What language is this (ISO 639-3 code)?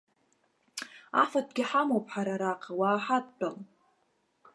abk